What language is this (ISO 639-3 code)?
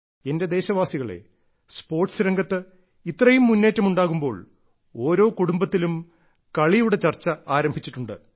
mal